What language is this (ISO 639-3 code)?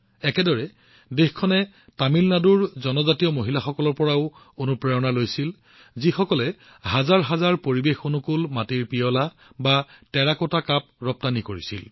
asm